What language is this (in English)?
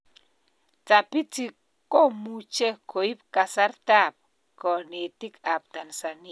Kalenjin